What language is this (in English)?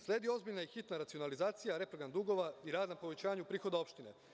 Serbian